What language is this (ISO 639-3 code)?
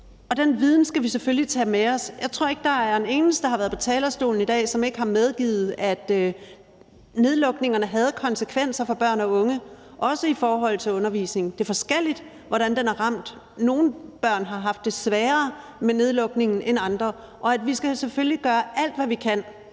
dan